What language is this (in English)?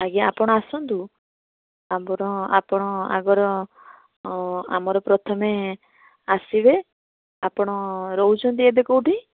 Odia